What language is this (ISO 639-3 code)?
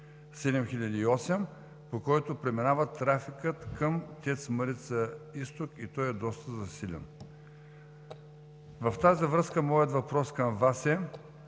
bul